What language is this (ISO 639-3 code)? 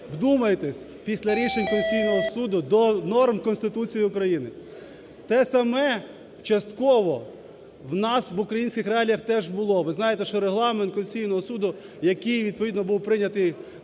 ukr